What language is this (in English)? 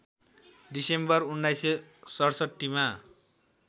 Nepali